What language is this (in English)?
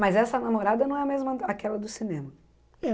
Portuguese